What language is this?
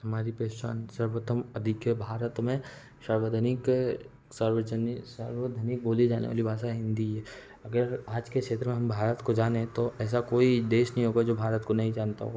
Hindi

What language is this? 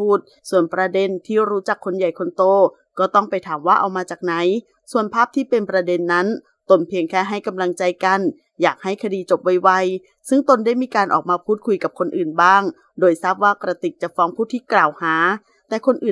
Thai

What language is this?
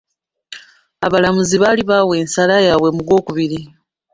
Ganda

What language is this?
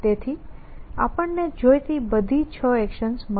Gujarati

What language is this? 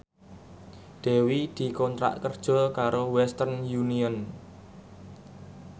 Javanese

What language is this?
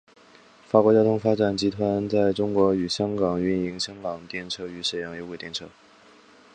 Chinese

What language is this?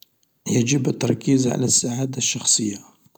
Algerian Arabic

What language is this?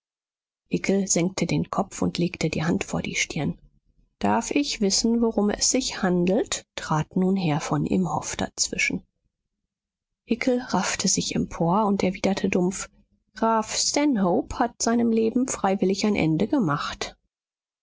German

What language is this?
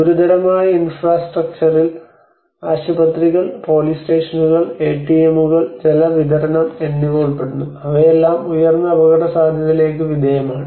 Malayalam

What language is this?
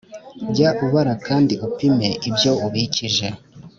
Kinyarwanda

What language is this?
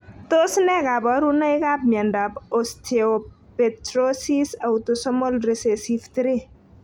Kalenjin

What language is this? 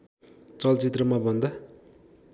Nepali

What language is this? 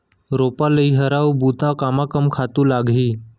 Chhattisgarhi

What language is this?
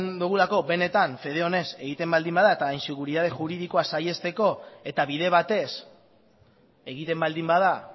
Basque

